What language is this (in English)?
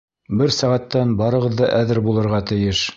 Bashkir